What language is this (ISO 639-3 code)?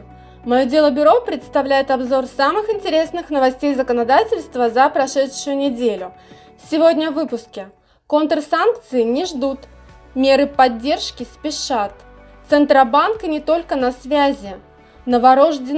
rus